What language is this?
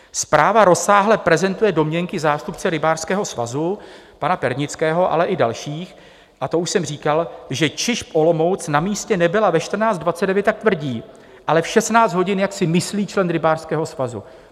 Czech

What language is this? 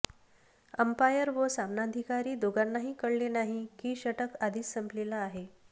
Marathi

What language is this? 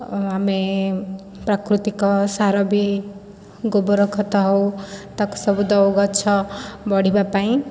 Odia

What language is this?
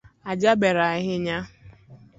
Luo (Kenya and Tanzania)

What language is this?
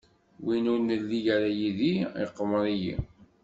Kabyle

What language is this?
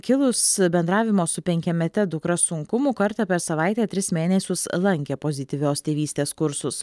Lithuanian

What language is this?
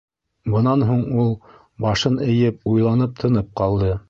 Bashkir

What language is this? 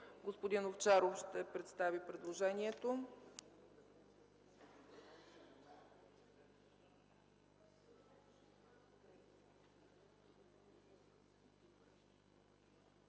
Bulgarian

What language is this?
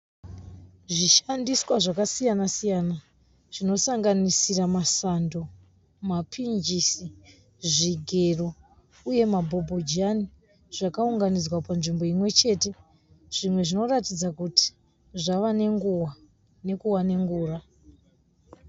Shona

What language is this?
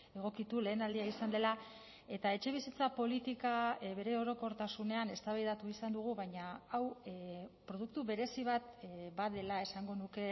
Basque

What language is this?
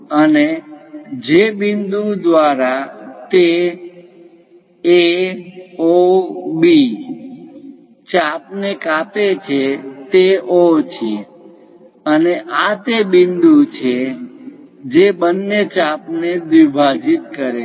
Gujarati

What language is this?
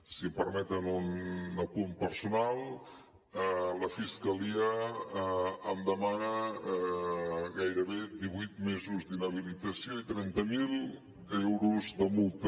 Catalan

